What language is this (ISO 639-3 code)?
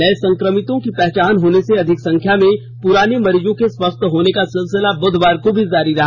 hin